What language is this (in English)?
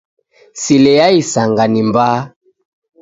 Taita